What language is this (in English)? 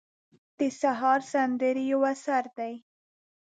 Pashto